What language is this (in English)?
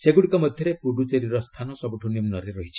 Odia